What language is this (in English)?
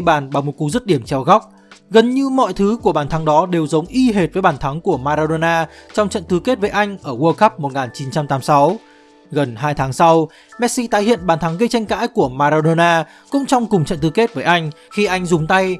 Vietnamese